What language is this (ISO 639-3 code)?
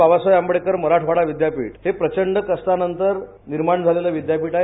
mar